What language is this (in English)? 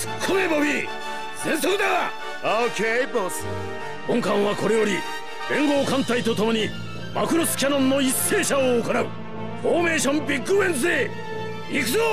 Japanese